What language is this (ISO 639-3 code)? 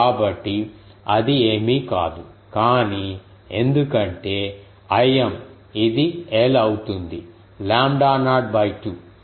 tel